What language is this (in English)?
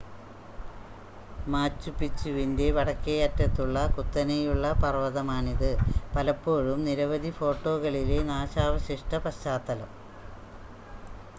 Malayalam